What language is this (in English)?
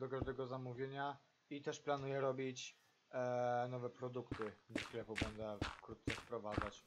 Polish